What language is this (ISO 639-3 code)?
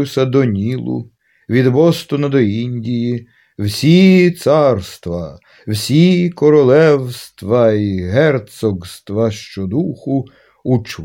ukr